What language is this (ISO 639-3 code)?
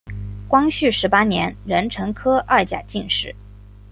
zho